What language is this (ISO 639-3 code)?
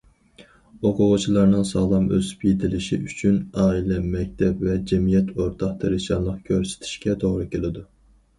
uig